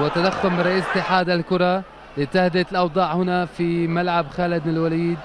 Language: Arabic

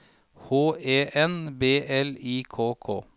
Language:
Norwegian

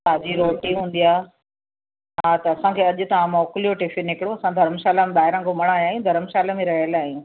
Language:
Sindhi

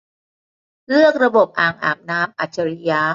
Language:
Thai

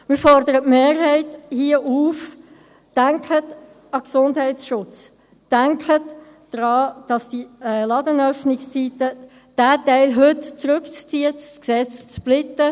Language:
Swiss German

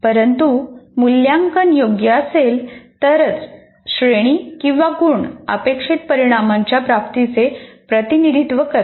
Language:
Marathi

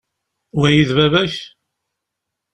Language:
Kabyle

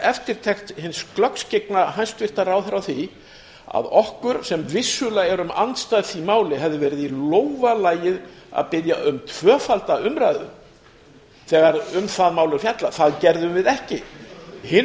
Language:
Icelandic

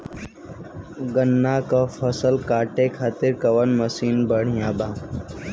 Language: Bhojpuri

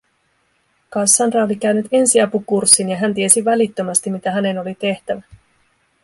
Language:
Finnish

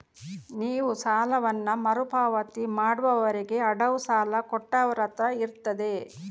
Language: Kannada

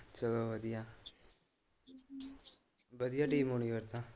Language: Punjabi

